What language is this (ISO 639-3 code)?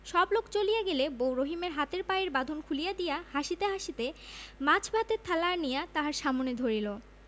ben